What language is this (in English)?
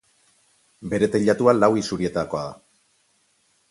Basque